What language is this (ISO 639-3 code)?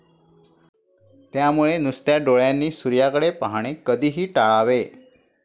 mar